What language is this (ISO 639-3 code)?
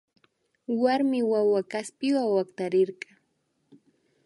qvi